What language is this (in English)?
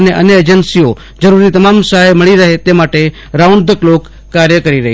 Gujarati